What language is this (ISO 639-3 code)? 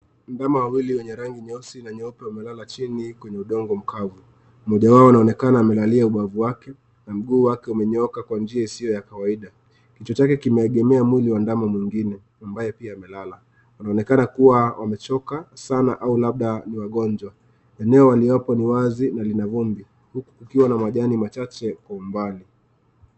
swa